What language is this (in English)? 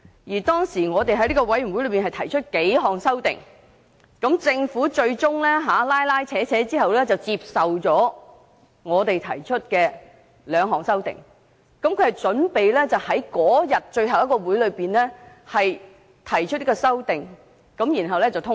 Cantonese